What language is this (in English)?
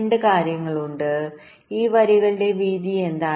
Malayalam